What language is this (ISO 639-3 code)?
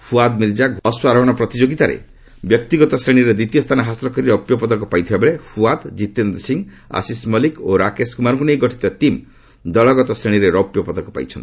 ori